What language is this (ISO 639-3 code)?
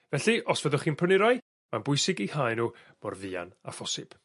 cym